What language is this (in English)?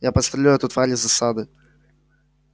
Russian